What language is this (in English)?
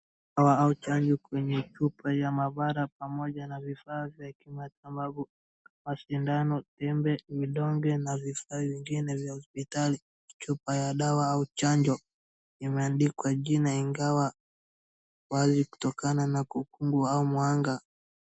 Swahili